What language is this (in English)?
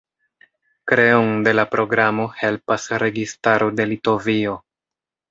Esperanto